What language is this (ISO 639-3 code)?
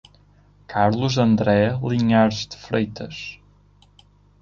por